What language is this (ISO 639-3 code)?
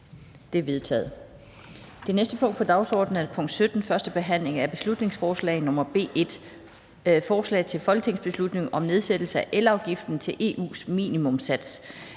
dan